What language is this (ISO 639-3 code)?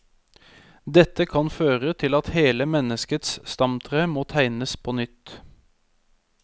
nor